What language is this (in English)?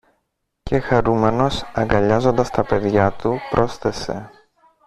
Greek